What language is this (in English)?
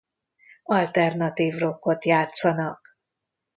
Hungarian